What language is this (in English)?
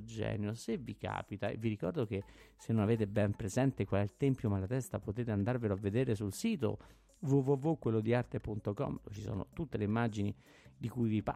Italian